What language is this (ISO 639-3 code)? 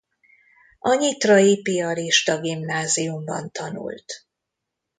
hun